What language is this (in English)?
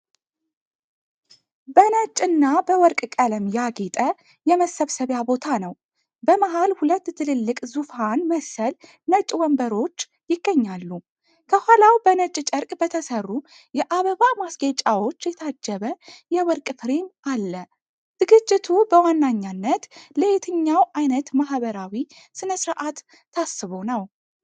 Amharic